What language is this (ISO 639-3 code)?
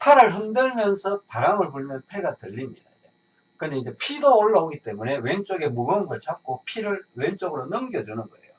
kor